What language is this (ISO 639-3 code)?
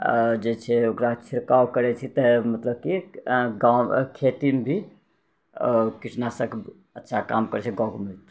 mai